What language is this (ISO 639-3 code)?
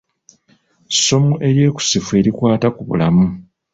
lug